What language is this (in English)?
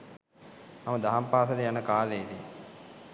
Sinhala